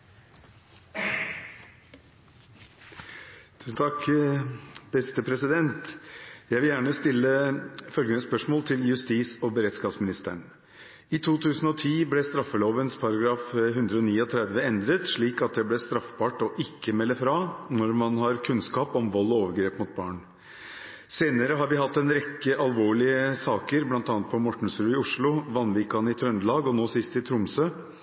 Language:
Norwegian Bokmål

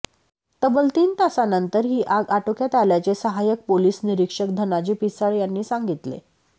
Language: Marathi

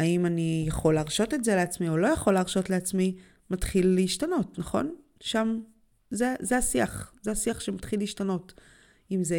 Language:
Hebrew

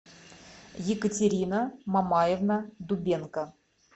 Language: Russian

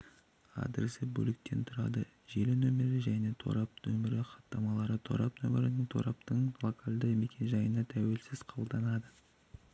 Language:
Kazakh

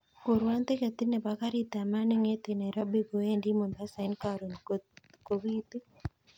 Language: Kalenjin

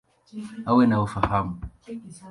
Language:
Swahili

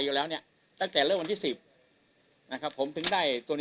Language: Thai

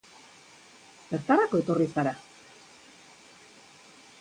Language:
Basque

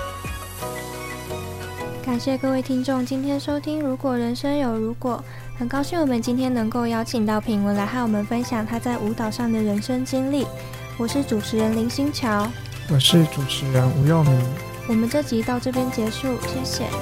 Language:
Chinese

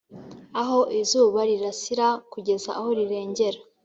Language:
Kinyarwanda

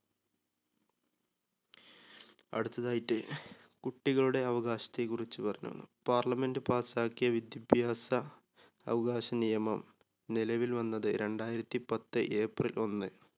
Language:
Malayalam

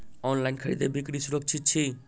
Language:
Maithili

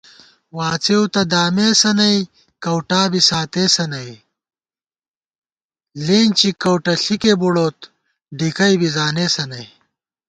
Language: Gawar-Bati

